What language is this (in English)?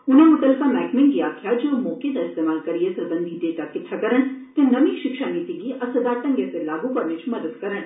Dogri